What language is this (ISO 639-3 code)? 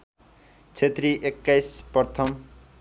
nep